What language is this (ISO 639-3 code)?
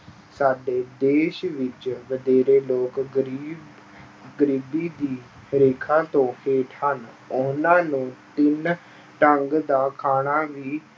pan